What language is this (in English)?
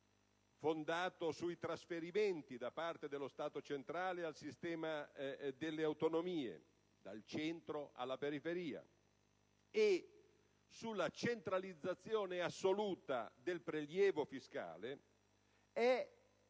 Italian